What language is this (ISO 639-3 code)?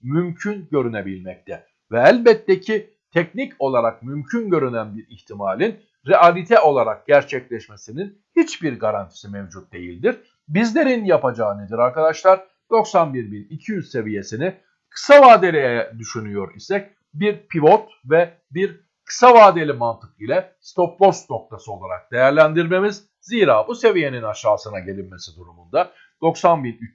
tur